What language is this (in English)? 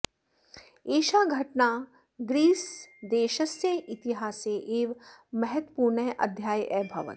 Sanskrit